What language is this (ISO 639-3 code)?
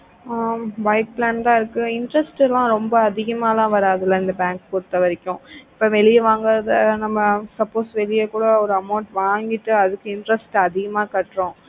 tam